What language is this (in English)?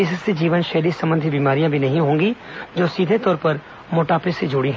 Hindi